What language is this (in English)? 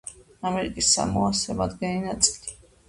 Georgian